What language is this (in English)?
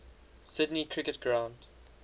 English